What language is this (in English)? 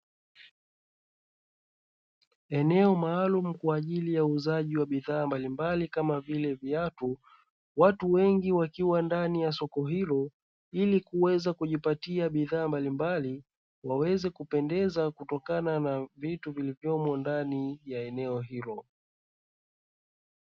Swahili